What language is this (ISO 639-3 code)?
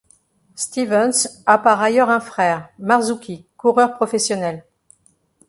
fra